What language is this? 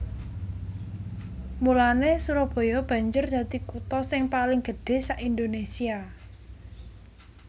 Javanese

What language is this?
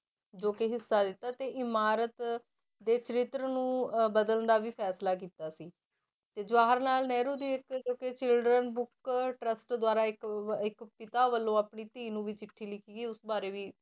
Punjabi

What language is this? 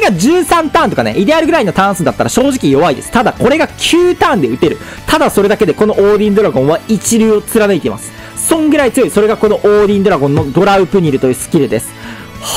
Japanese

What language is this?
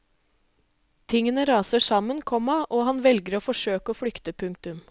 Norwegian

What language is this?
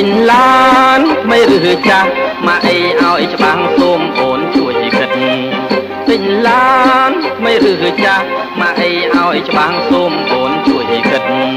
Thai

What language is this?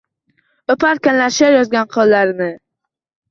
Uzbek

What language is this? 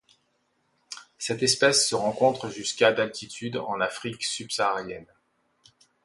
French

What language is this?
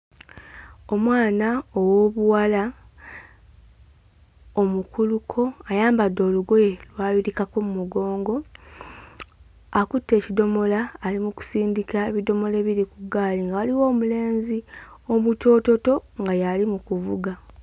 Ganda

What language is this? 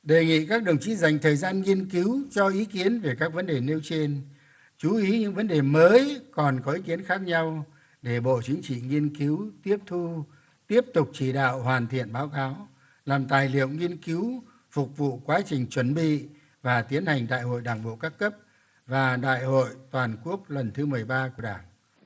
Vietnamese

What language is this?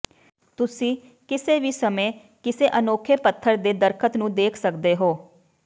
Punjabi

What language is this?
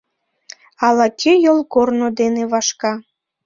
Mari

